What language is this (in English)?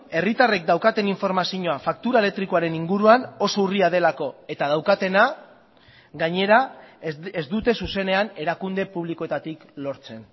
Basque